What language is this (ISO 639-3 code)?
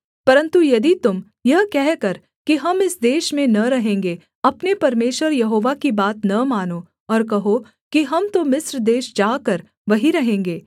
hin